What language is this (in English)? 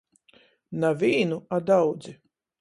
Latgalian